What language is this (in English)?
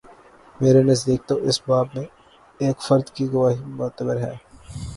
Urdu